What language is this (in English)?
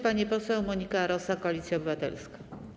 Polish